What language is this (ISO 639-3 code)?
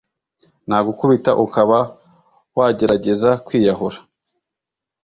kin